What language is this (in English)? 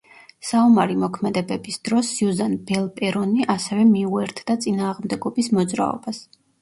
Georgian